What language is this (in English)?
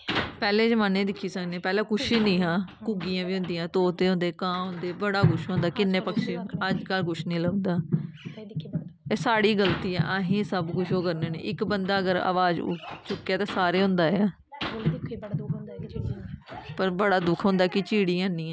Dogri